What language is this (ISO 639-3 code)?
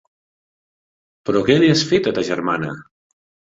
cat